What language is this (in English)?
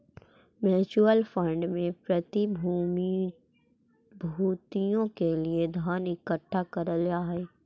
Magahi